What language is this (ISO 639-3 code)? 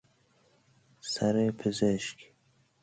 fas